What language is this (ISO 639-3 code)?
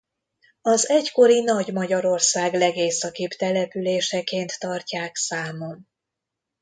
hun